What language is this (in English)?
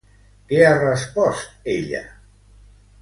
Catalan